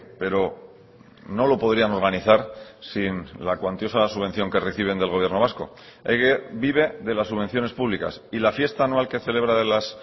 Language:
Spanish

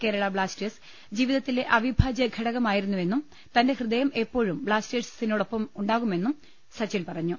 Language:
Malayalam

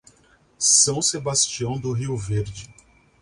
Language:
Portuguese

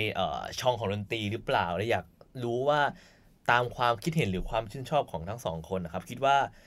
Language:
Thai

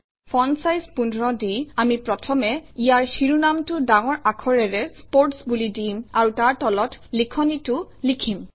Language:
Assamese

